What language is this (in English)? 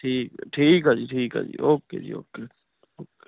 Punjabi